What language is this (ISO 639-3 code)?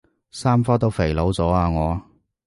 yue